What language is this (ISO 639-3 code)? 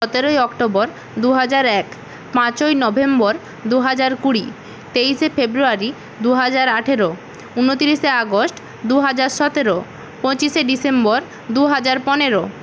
ben